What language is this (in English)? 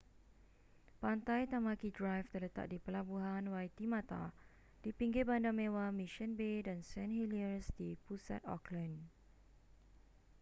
Malay